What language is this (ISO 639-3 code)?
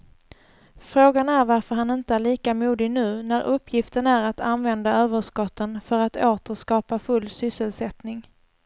swe